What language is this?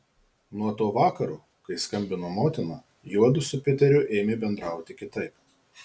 Lithuanian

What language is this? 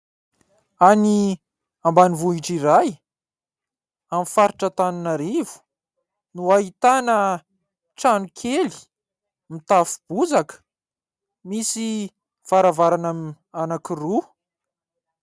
Malagasy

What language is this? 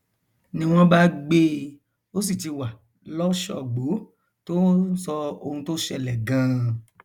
Yoruba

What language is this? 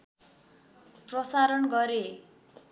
Nepali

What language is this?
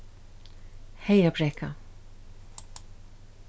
Faroese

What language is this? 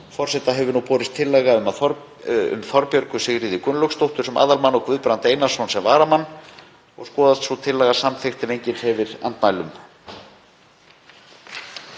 Icelandic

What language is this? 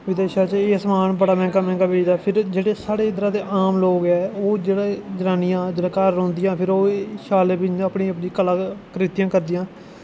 Dogri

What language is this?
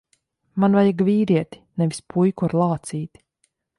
Latvian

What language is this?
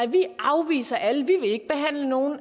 Danish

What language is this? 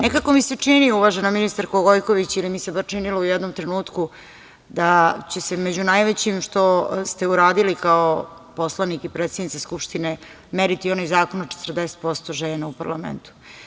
Serbian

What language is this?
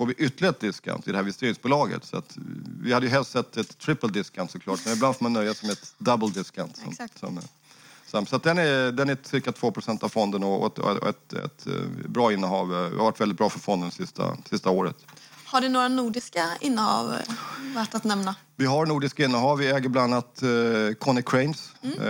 Swedish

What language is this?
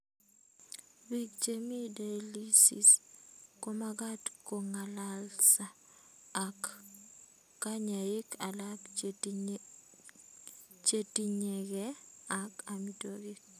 Kalenjin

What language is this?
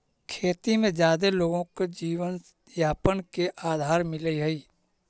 Magahi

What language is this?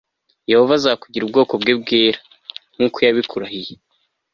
Kinyarwanda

